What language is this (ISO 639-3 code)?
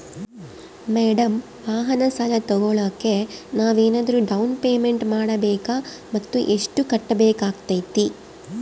kan